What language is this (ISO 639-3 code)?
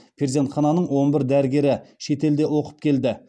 kaz